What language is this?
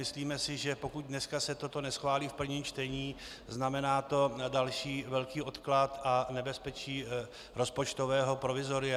Czech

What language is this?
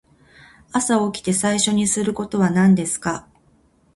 Japanese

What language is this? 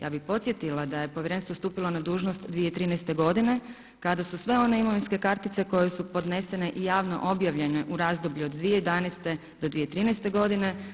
Croatian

